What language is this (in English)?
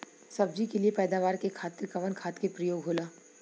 Bhojpuri